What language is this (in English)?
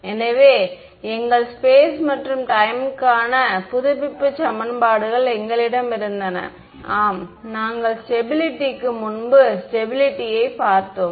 Tamil